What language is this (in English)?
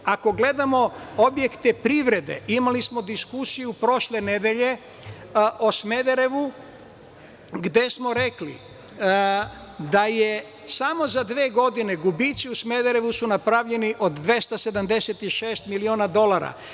Serbian